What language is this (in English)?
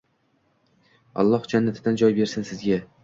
Uzbek